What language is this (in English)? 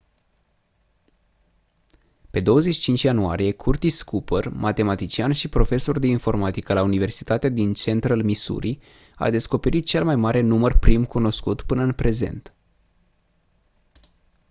Romanian